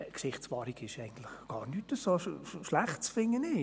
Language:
Swiss German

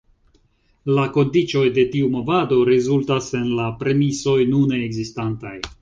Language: Esperanto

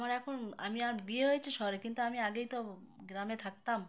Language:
Bangla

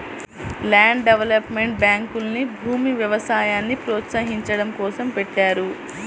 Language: Telugu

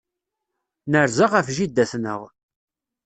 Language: Kabyle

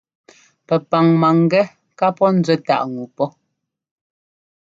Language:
Ngomba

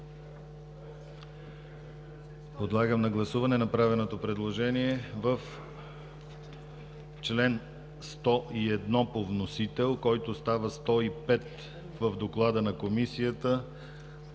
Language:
Bulgarian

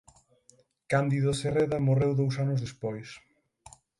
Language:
Galician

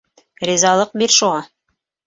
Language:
Bashkir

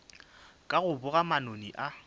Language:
Northern Sotho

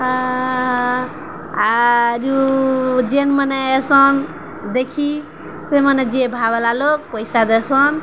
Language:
Odia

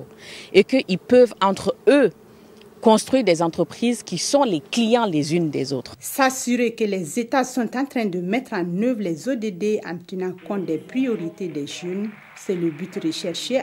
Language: French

